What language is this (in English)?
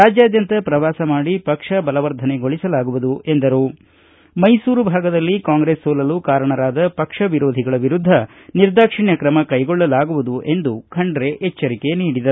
Kannada